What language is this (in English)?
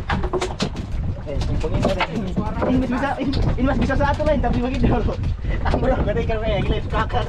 Indonesian